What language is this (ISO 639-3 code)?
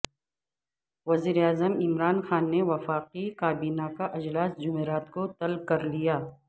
urd